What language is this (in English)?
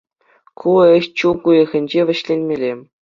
Chuvash